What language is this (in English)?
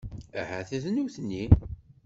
Kabyle